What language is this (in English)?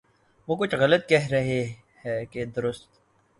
Urdu